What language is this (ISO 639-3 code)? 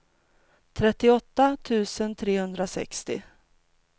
swe